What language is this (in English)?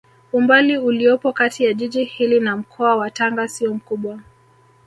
Swahili